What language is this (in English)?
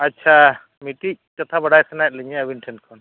Santali